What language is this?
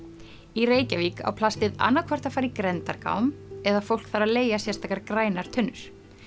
Icelandic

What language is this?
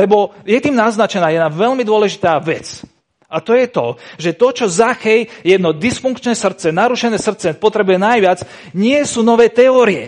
Slovak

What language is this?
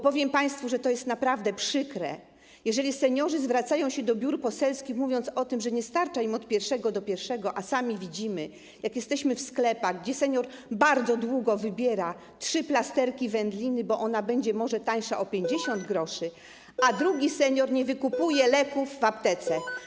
Polish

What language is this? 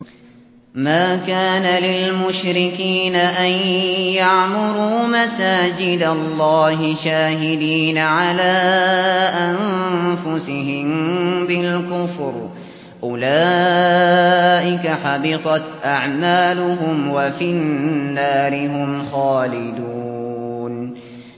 Arabic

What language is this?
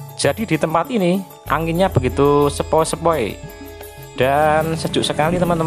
Indonesian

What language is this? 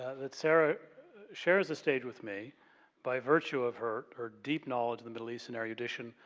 English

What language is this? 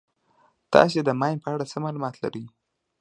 Pashto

